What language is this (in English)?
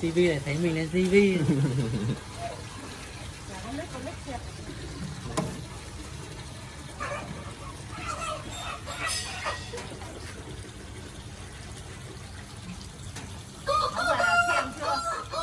Vietnamese